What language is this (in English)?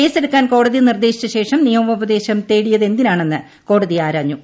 Malayalam